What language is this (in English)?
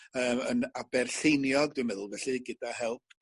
Welsh